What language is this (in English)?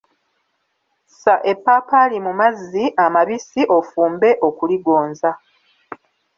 Ganda